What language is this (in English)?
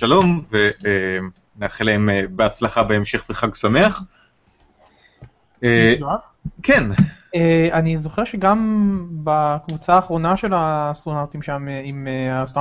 Hebrew